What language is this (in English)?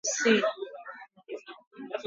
Swahili